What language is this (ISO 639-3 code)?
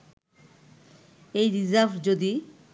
ben